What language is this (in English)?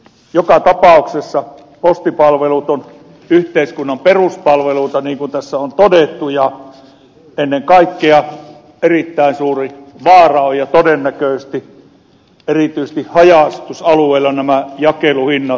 Finnish